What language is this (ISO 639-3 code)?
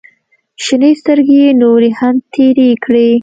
pus